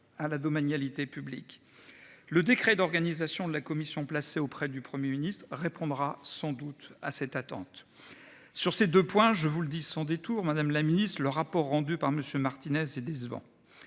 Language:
French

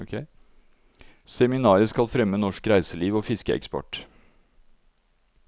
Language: Norwegian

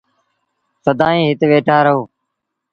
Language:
Sindhi Bhil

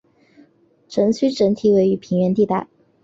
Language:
Chinese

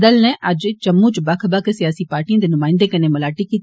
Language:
Dogri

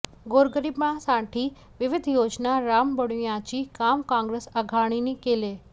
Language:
Marathi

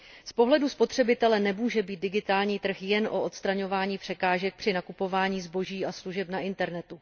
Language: Czech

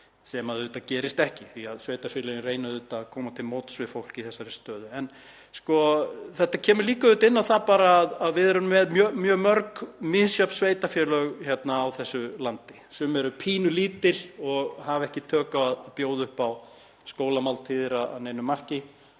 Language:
Icelandic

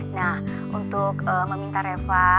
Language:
Indonesian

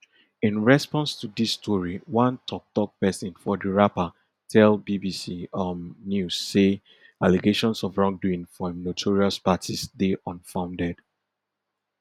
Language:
Nigerian Pidgin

